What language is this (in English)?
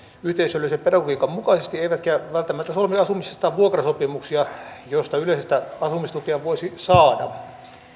Finnish